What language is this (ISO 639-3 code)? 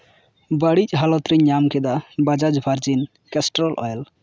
sat